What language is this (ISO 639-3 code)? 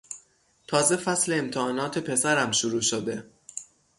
fas